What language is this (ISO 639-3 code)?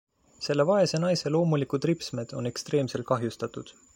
est